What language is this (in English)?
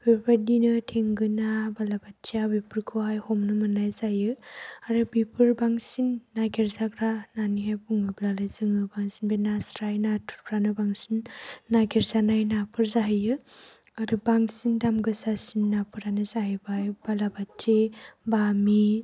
Bodo